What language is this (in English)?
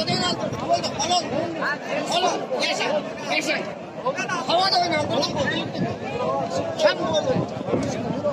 Turkish